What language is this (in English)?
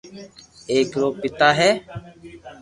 Loarki